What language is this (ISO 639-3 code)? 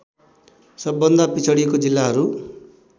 nep